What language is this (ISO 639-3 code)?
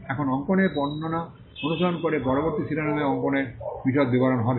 ben